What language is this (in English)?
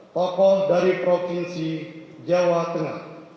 Indonesian